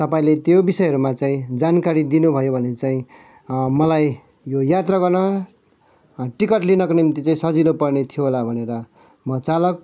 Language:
Nepali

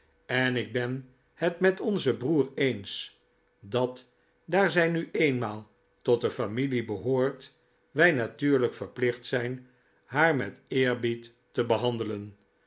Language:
Dutch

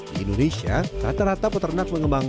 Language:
Indonesian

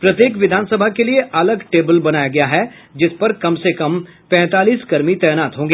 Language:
Hindi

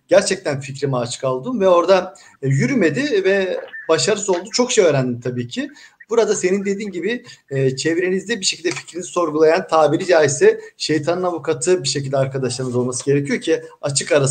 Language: Turkish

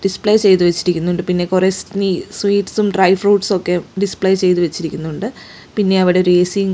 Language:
Malayalam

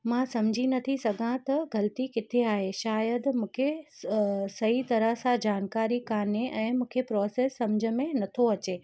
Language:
Sindhi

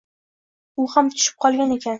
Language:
Uzbek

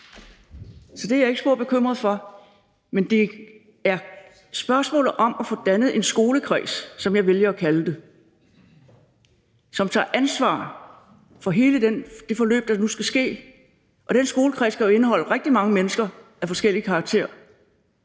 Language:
Danish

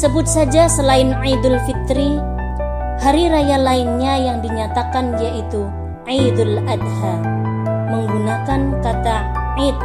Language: Indonesian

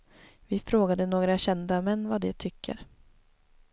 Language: Swedish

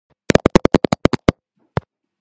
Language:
Georgian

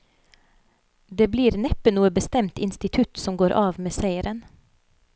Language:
Norwegian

